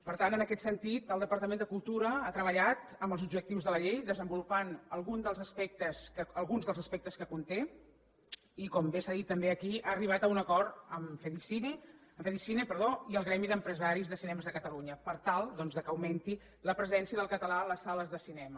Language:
Catalan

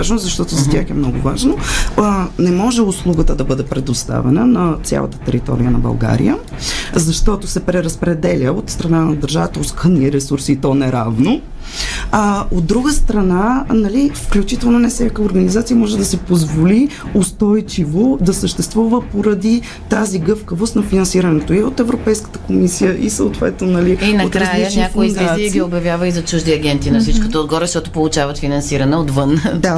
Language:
Bulgarian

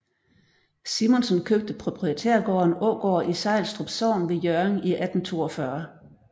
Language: Danish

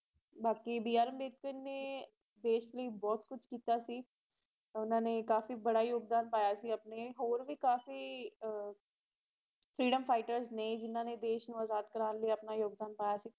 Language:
Punjabi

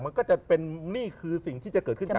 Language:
Thai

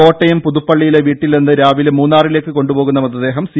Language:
Malayalam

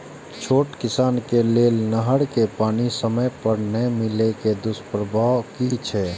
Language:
Maithili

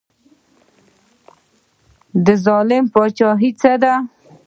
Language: Pashto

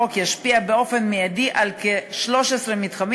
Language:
Hebrew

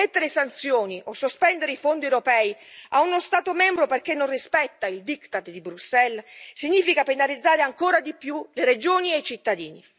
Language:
Italian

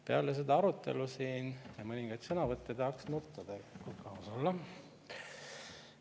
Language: Estonian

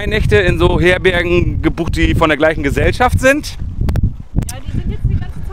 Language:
German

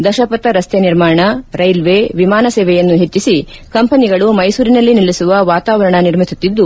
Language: Kannada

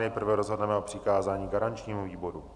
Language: Czech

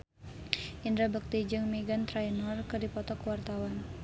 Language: Sundanese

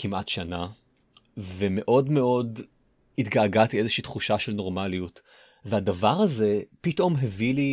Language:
Hebrew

